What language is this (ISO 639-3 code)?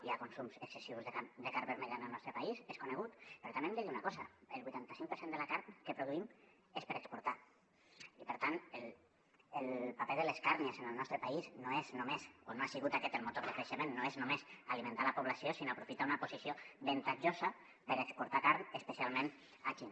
cat